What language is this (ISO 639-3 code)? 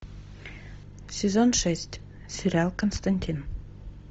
rus